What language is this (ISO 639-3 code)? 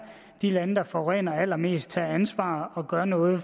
dan